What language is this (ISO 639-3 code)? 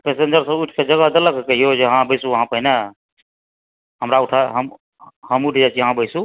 mai